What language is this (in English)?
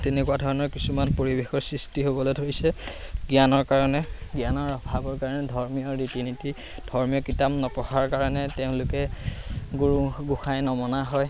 Assamese